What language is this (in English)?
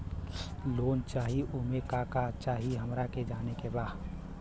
Bhojpuri